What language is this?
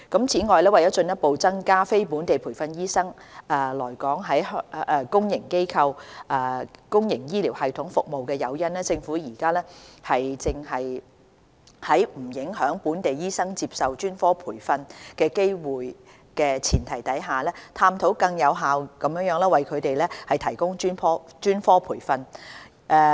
Cantonese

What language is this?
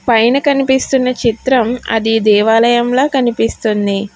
Telugu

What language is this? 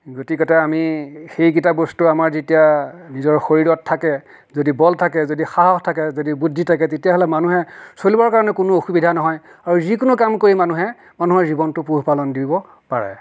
Assamese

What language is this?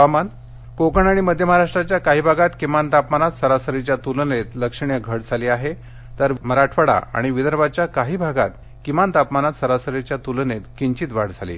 Marathi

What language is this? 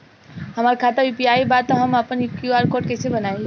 Bhojpuri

